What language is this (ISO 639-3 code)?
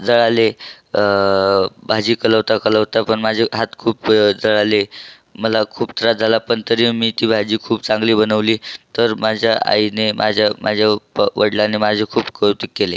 mar